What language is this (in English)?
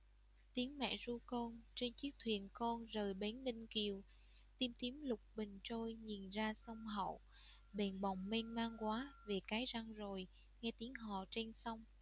Vietnamese